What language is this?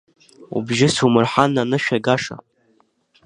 Abkhazian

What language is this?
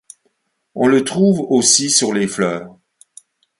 French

